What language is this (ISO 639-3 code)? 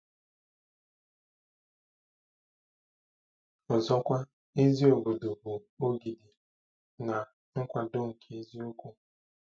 ibo